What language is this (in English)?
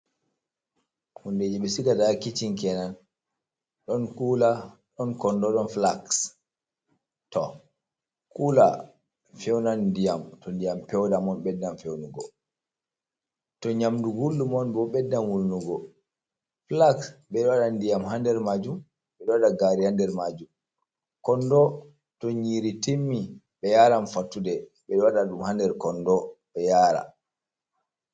Fula